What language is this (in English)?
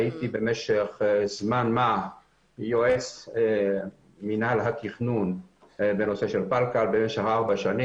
Hebrew